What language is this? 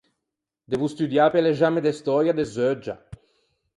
Ligurian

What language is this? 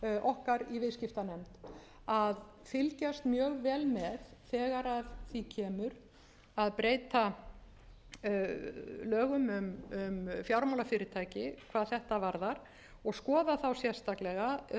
Icelandic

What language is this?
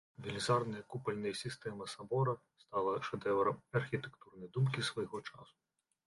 Belarusian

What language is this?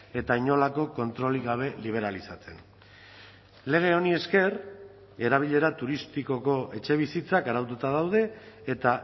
Basque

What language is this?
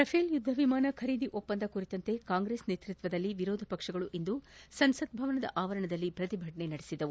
Kannada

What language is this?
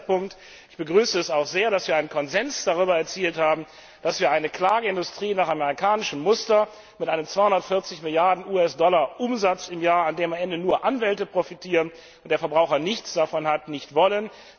German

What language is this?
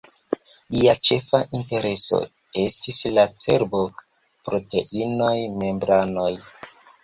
Esperanto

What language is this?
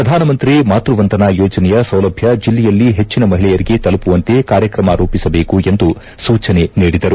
Kannada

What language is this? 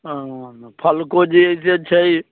Maithili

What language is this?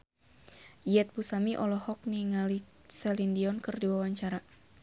Sundanese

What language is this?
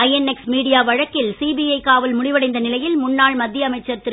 Tamil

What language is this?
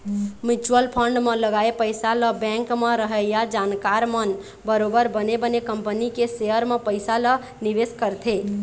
Chhattisgarhi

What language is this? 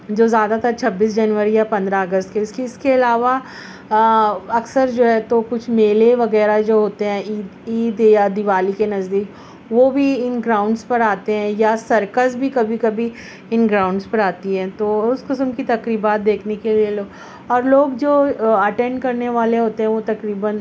Urdu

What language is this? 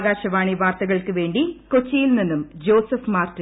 Malayalam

